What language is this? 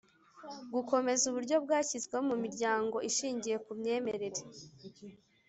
Kinyarwanda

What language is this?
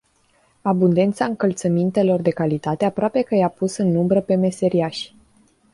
Romanian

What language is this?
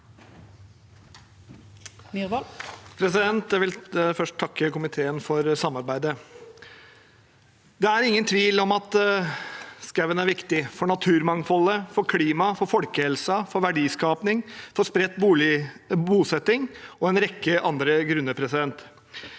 Norwegian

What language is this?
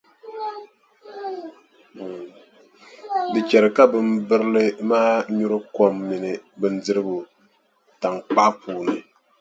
Dagbani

